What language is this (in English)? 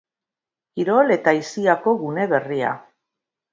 Basque